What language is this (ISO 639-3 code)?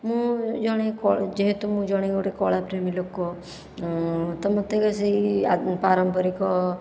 ori